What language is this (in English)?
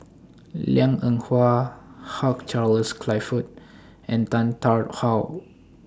English